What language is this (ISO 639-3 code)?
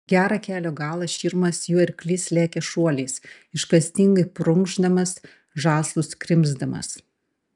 lit